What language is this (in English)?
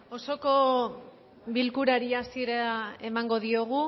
Basque